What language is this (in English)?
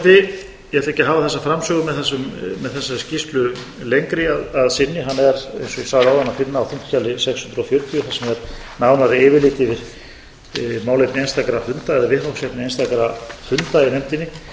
Icelandic